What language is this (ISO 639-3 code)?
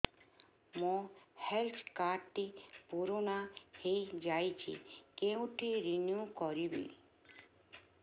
ori